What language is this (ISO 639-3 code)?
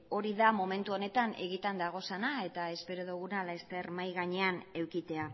eus